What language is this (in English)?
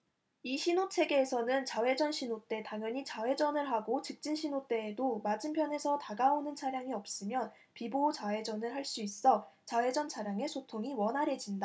Korean